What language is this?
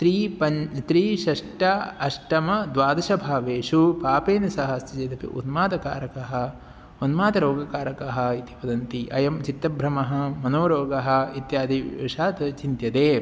Sanskrit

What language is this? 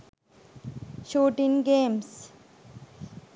Sinhala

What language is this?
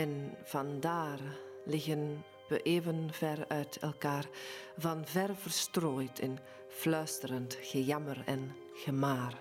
Dutch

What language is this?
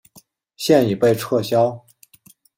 Chinese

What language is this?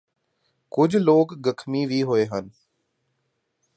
Punjabi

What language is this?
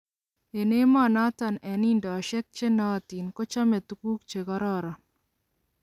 Kalenjin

